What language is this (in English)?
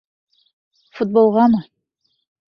Bashkir